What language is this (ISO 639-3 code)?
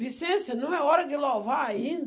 por